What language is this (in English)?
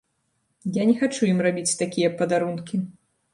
Belarusian